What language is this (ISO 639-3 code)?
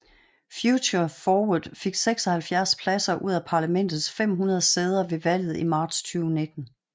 dan